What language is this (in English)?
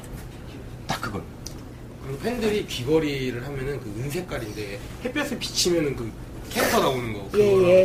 Korean